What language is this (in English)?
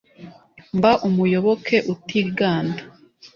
Kinyarwanda